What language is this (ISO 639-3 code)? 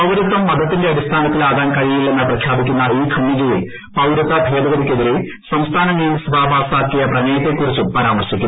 mal